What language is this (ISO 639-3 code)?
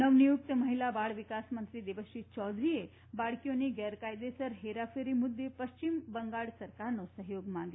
guj